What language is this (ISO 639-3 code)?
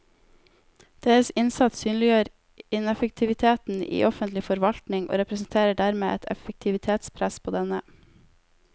nor